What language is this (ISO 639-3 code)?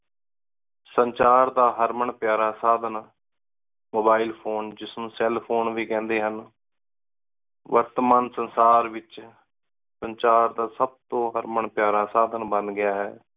pan